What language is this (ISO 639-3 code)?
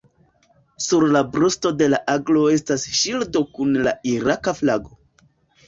epo